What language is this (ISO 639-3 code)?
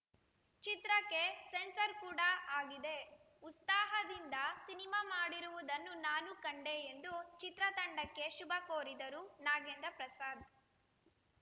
kan